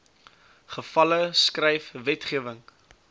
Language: Afrikaans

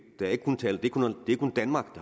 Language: Danish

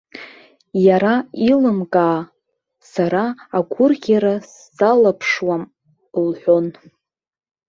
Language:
Abkhazian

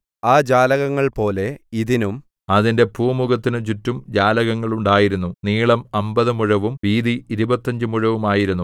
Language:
Malayalam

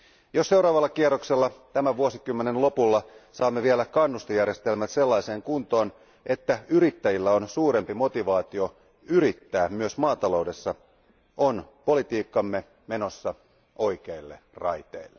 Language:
Finnish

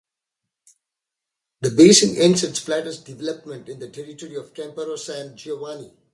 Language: English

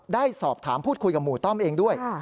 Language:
Thai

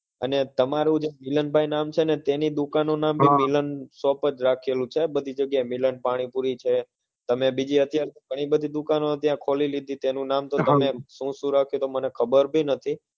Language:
Gujarati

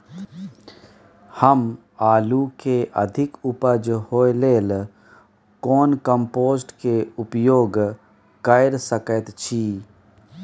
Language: Maithili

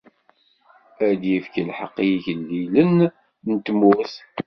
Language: Kabyle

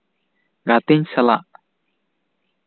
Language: Santali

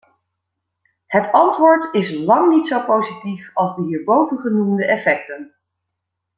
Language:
Dutch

